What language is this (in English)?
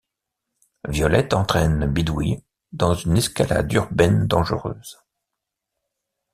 French